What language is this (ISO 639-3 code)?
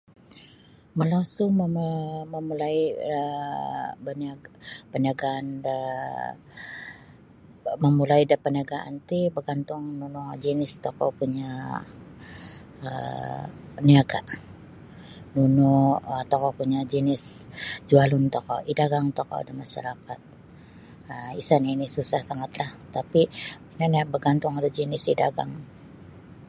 bsy